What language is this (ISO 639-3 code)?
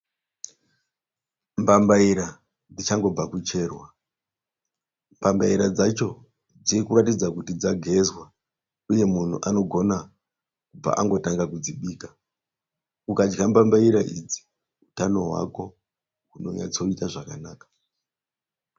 sna